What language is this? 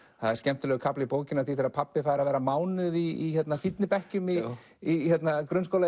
Icelandic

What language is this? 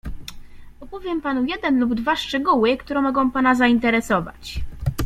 Polish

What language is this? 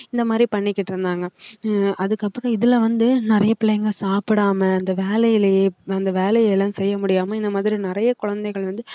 Tamil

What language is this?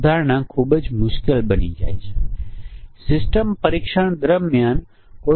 Gujarati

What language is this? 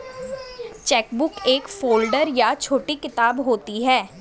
Hindi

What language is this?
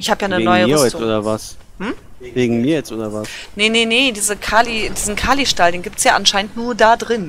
German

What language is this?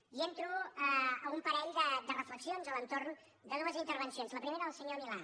Catalan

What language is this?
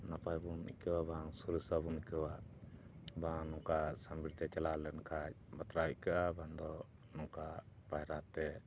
Santali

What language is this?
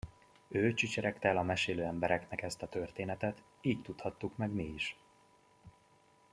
Hungarian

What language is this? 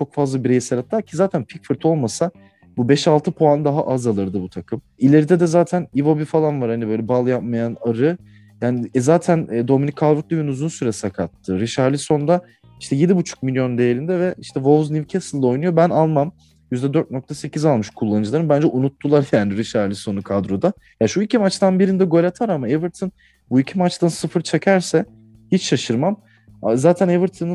Turkish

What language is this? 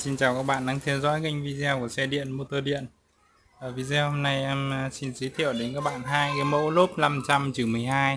Vietnamese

